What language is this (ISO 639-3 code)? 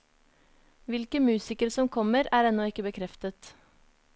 nor